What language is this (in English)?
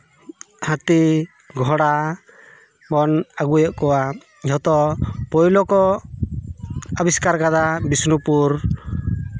Santali